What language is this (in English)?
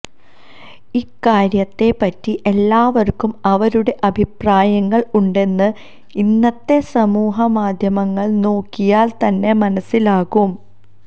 Malayalam